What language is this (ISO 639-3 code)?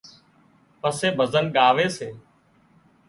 kxp